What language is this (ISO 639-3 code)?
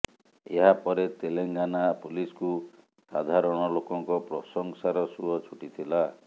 ori